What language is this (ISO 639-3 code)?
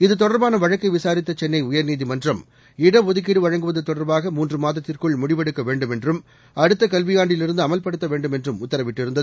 tam